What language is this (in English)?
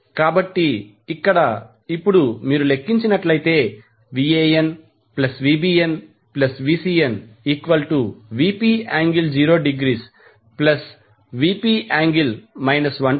Telugu